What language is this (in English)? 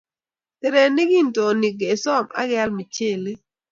Kalenjin